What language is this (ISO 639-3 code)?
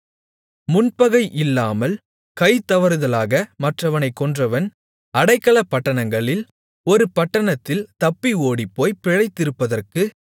tam